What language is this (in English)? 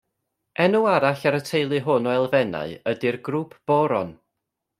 Welsh